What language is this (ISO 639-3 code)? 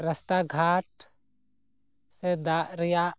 sat